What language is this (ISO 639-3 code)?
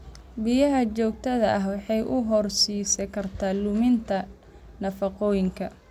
som